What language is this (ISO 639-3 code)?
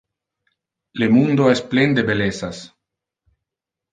ina